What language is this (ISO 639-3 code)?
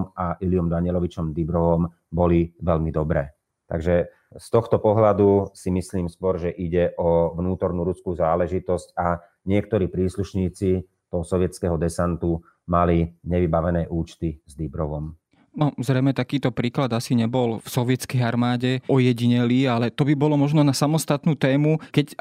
slk